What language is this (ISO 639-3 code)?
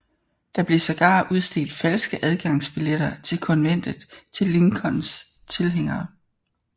dan